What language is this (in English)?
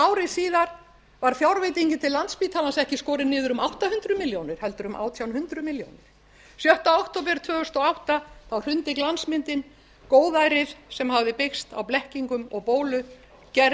Icelandic